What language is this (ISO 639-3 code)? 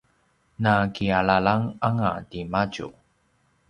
pwn